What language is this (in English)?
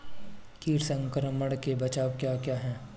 Hindi